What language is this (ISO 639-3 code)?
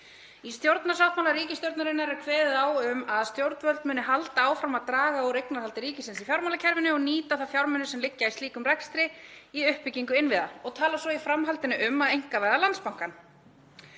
isl